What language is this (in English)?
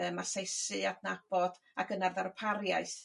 Welsh